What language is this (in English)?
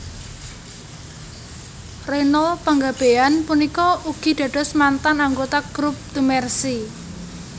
Javanese